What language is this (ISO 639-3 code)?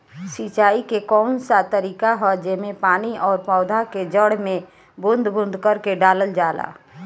bho